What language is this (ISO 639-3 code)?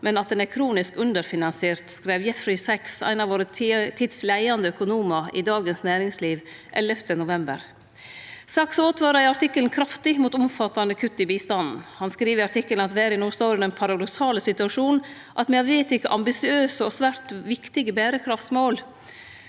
nor